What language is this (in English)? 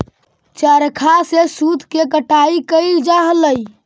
Magahi